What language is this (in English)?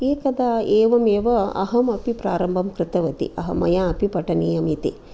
Sanskrit